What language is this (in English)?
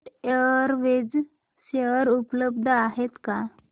Marathi